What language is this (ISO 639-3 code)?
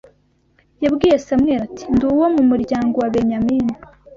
kin